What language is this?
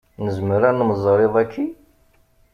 Kabyle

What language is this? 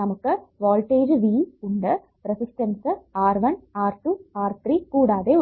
Malayalam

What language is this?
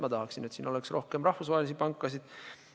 Estonian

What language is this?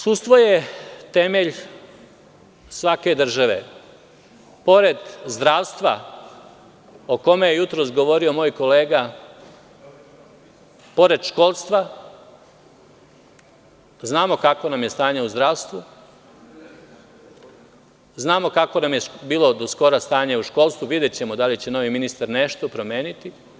Serbian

